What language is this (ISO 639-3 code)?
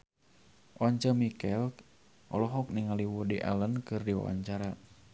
sun